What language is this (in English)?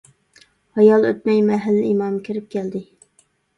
Uyghur